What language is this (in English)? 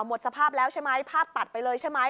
Thai